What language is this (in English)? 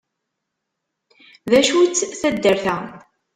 Kabyle